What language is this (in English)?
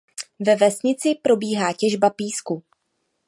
Czech